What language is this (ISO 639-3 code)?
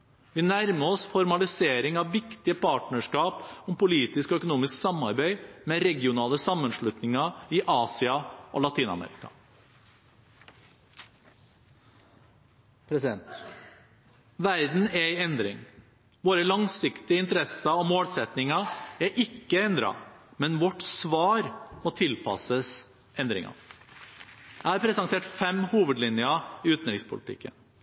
nob